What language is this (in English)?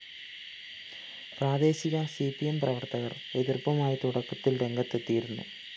Malayalam